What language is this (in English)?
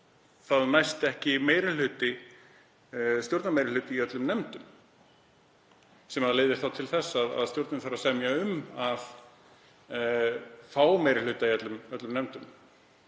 Icelandic